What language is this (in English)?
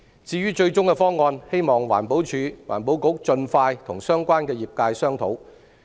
Cantonese